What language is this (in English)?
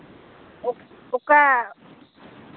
Santali